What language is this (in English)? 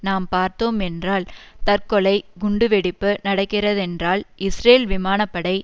Tamil